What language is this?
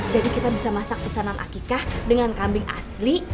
Indonesian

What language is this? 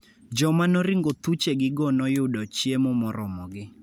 Luo (Kenya and Tanzania)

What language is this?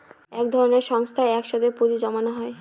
Bangla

